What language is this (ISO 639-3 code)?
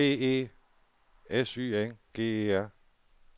dan